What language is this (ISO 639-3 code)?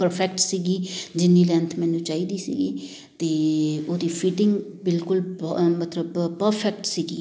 pan